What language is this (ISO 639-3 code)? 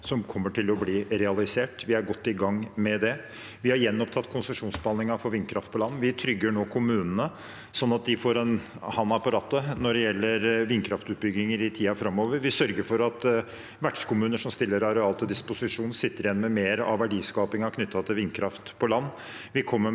nor